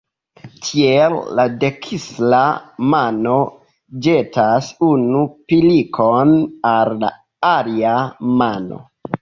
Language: Esperanto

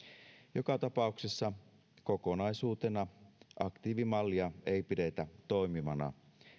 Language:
Finnish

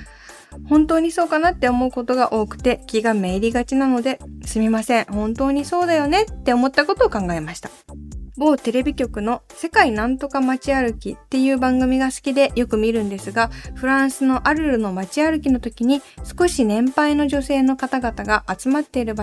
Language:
Japanese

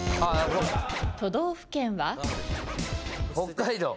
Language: Japanese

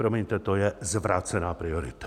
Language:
Czech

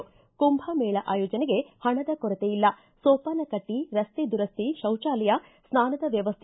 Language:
Kannada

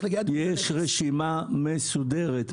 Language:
Hebrew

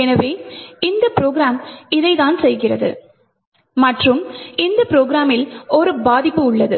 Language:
Tamil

